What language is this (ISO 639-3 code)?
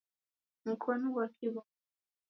dav